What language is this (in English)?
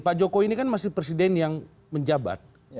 Indonesian